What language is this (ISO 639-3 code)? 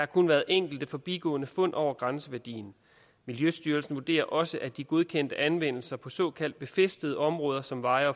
dan